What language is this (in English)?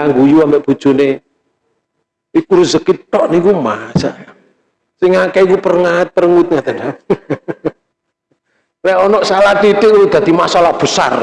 Indonesian